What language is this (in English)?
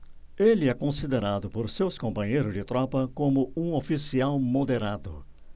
Portuguese